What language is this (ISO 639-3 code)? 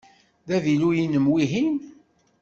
kab